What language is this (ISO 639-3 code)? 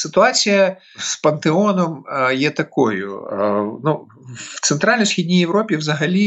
ukr